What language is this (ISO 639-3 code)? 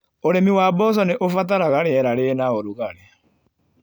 kik